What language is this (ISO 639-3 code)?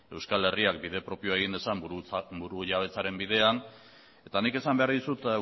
eus